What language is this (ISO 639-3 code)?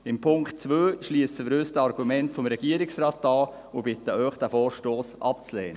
gsw